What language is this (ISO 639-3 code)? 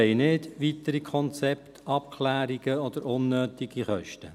gsw